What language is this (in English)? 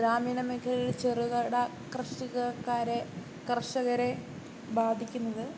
Malayalam